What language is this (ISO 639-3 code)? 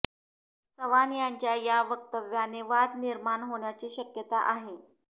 mar